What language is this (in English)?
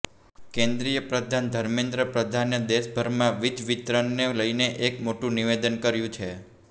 Gujarati